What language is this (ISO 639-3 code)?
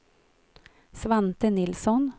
swe